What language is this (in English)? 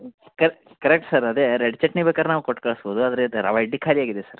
Kannada